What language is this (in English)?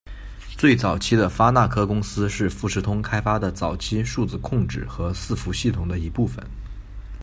Chinese